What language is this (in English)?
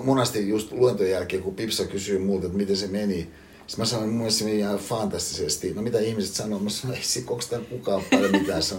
Finnish